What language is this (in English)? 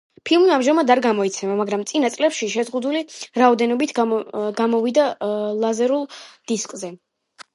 Georgian